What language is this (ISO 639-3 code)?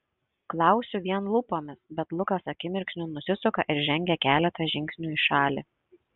lit